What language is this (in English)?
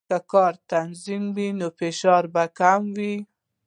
Pashto